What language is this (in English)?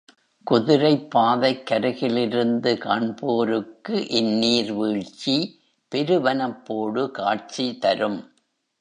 Tamil